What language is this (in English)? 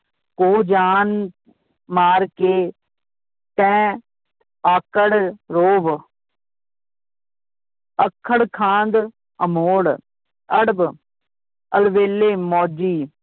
Punjabi